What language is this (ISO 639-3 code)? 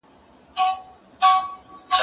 pus